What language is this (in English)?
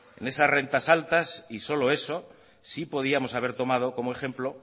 Spanish